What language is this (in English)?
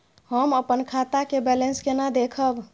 Maithili